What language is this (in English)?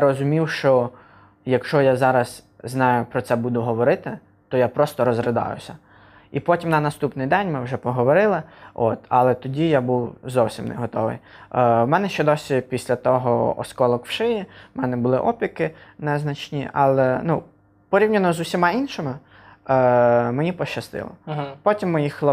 Ukrainian